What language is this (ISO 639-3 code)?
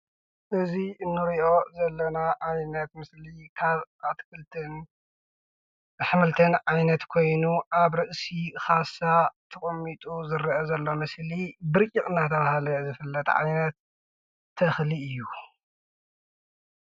tir